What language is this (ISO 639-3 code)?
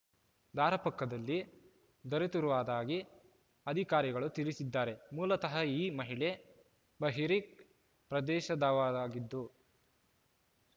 kan